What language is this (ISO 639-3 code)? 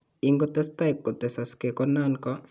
kln